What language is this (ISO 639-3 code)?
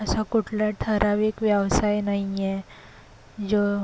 mar